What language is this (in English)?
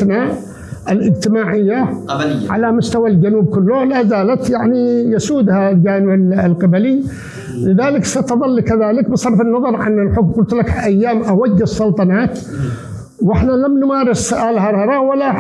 Arabic